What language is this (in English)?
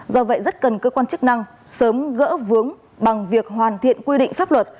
Vietnamese